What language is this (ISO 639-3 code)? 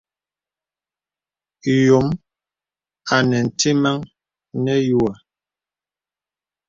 beb